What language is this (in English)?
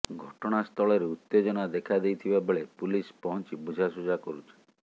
Odia